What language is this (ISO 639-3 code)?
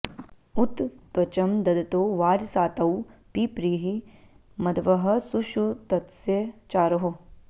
san